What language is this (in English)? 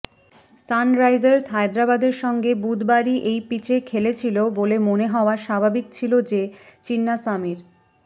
Bangla